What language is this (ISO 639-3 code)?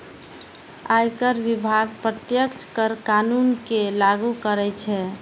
mai